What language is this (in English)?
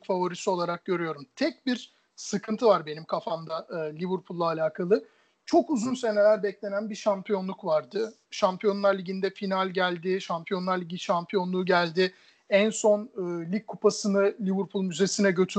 Turkish